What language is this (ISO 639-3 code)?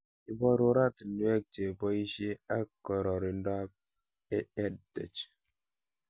kln